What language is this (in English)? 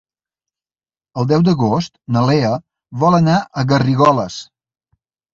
Catalan